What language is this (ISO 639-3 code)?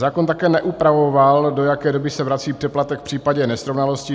ces